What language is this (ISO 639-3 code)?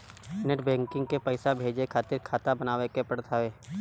bho